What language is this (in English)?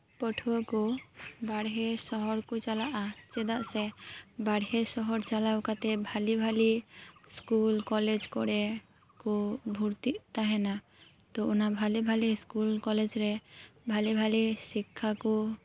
Santali